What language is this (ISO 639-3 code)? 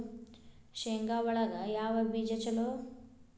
kan